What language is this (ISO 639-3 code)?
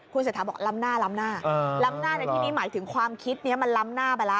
tha